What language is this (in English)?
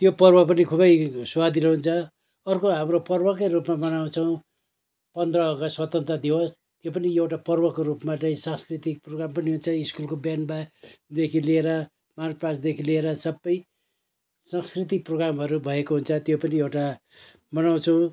Nepali